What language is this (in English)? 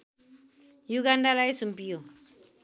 Nepali